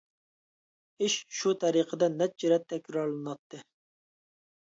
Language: Uyghur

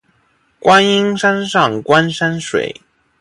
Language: Chinese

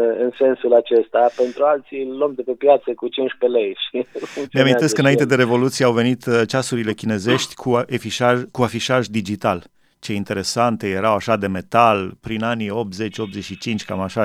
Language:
Romanian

